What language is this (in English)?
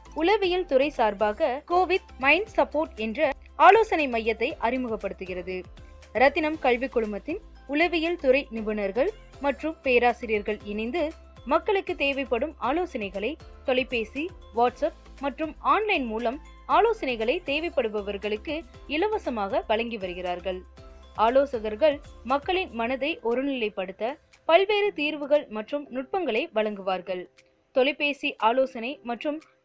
Tamil